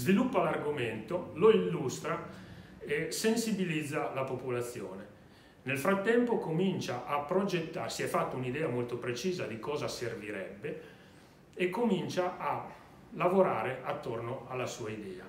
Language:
Italian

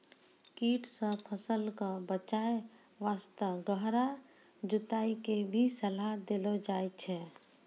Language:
Maithili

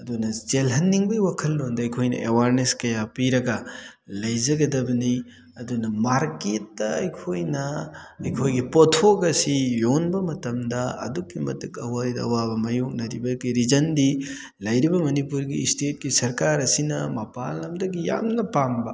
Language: Manipuri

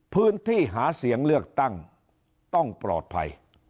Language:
Thai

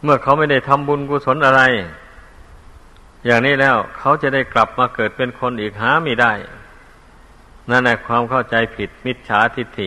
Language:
Thai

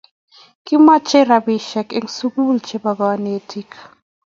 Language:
Kalenjin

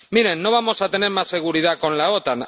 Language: Spanish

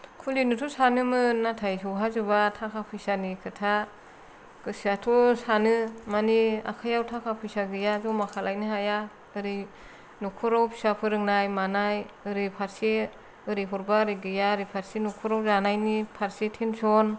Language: Bodo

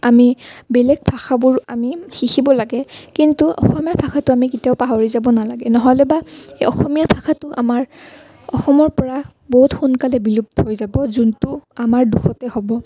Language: Assamese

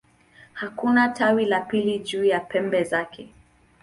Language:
Swahili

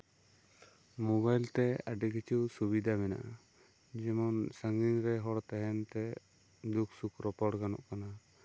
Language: Santali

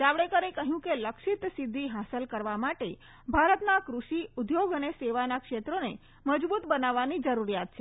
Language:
Gujarati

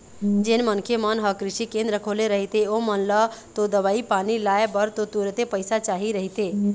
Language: Chhattisgarhi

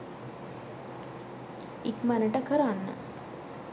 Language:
Sinhala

